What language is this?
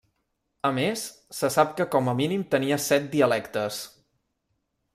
Catalan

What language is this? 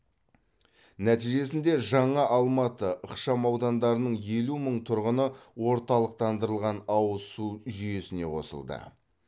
Kazakh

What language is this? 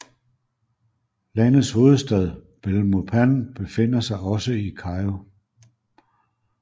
Danish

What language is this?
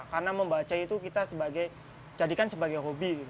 Indonesian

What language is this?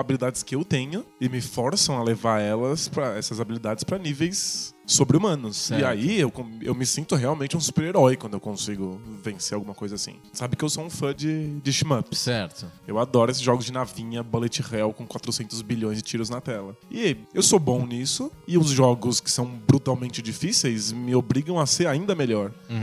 Portuguese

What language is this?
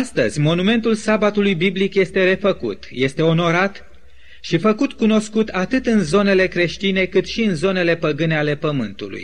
Romanian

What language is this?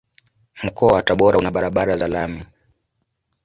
Swahili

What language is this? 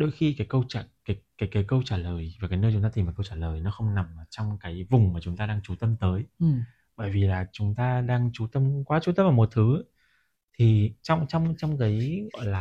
Vietnamese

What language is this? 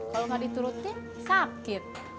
Indonesian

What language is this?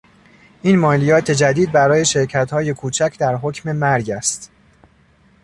Persian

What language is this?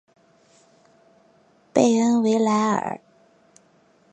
Chinese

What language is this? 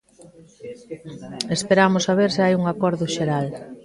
Galician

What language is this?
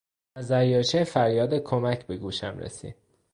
Persian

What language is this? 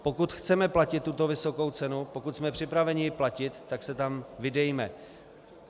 Czech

